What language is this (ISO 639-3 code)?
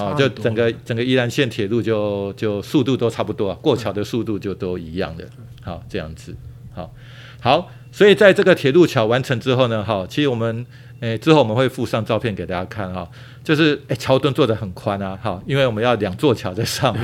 zho